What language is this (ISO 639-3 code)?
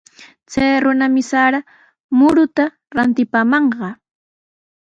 qws